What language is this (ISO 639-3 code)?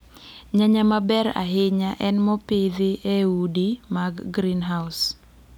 luo